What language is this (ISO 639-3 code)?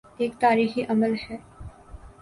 urd